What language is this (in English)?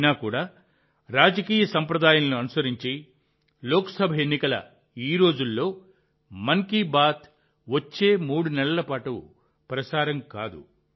Telugu